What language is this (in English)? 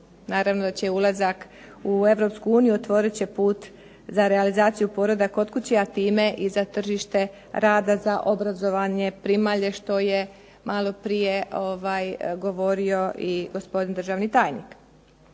Croatian